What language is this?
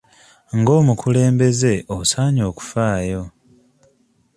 Ganda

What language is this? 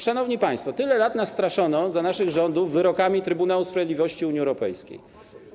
Polish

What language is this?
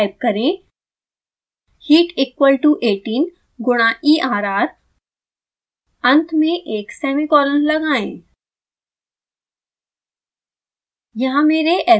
Hindi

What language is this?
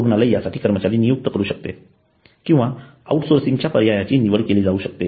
Marathi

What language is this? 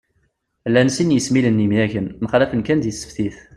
Kabyle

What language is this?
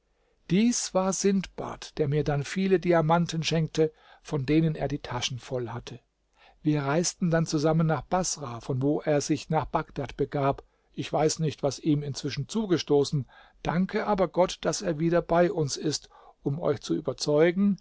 German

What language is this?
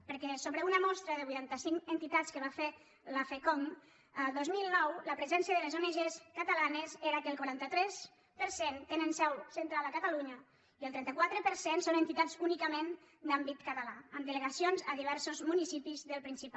Catalan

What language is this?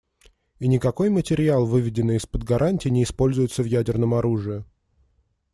Russian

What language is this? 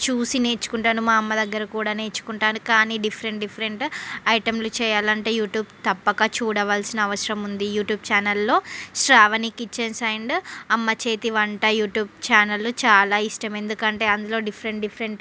Telugu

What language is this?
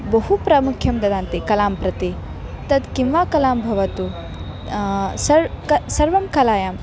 Sanskrit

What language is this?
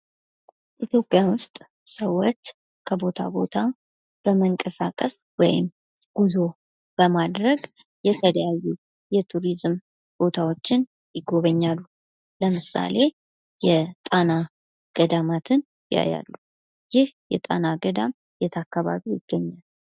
Amharic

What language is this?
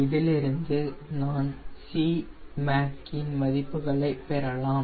Tamil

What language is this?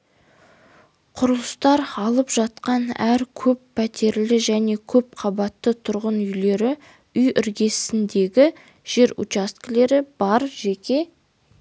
Kazakh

